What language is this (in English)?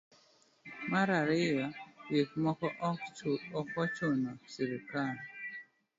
Luo (Kenya and Tanzania)